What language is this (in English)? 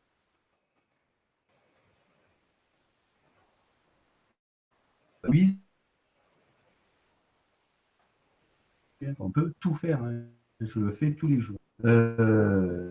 French